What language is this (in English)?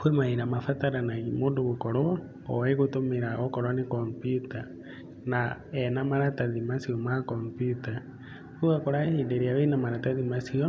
Kikuyu